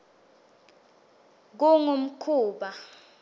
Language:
Swati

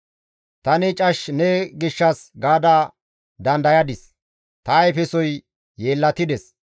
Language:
Gamo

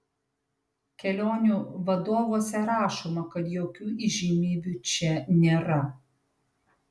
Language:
Lithuanian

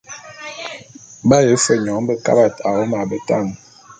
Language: Bulu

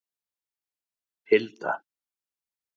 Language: Icelandic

